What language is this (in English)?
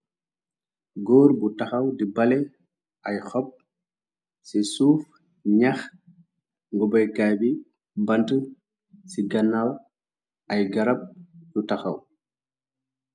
Wolof